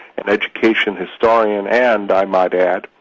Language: English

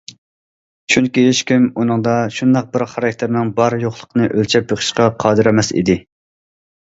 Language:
Uyghur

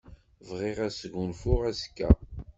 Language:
Kabyle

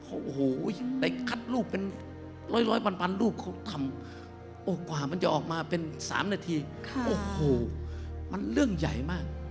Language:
Thai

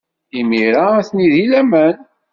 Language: Kabyle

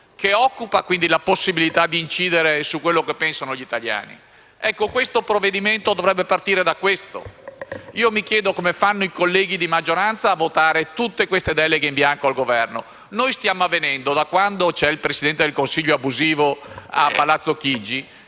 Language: Italian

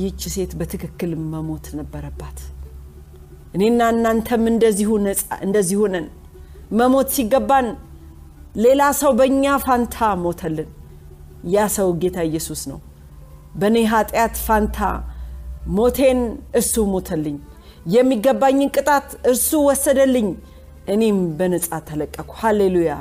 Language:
Amharic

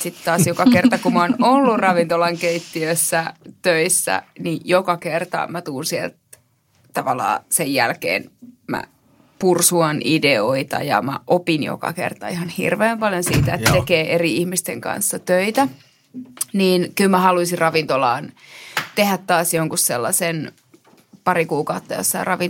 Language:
Finnish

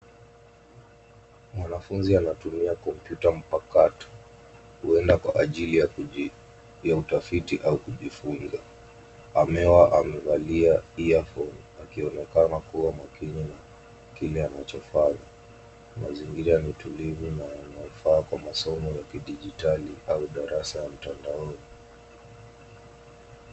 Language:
Swahili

